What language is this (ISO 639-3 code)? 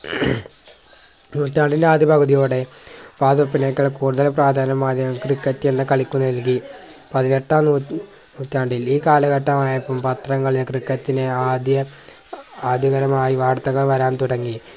mal